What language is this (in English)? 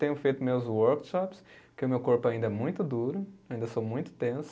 Portuguese